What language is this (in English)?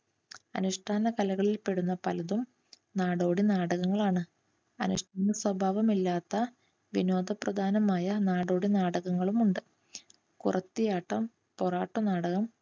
Malayalam